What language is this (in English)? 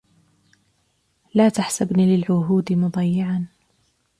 Arabic